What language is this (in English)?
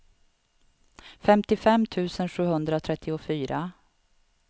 Swedish